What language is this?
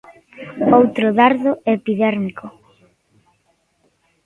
Galician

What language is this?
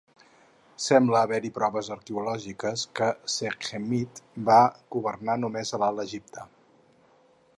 Catalan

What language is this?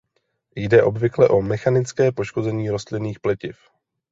Czech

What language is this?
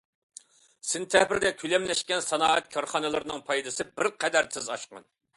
Uyghur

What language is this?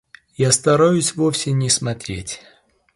Russian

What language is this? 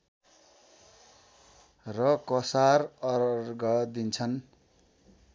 Nepali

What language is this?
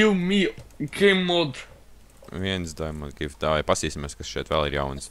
Latvian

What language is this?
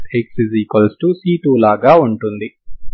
Telugu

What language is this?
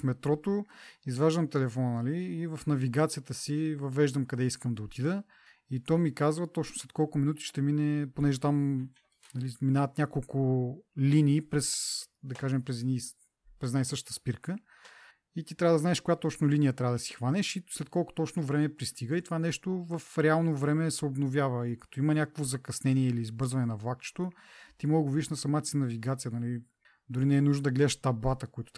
Bulgarian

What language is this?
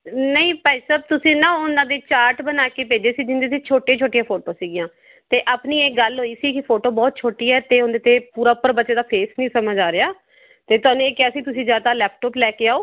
Punjabi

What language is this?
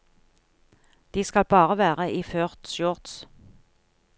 Norwegian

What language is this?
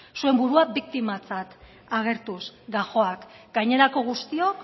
Basque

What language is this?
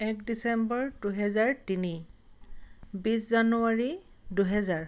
Assamese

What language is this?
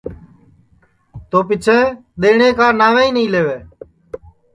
Sansi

